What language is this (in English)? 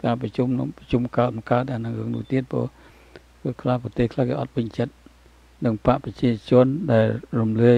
Thai